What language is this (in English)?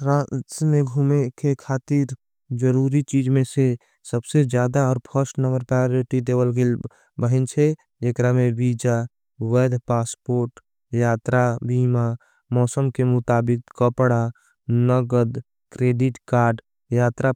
Angika